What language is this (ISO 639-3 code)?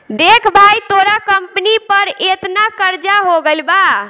bho